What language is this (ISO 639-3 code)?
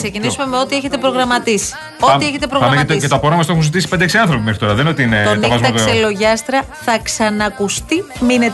ell